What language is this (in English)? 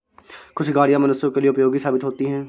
Hindi